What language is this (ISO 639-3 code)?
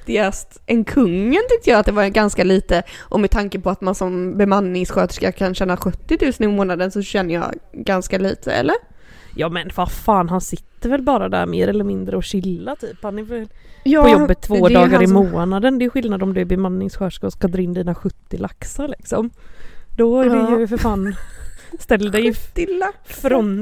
swe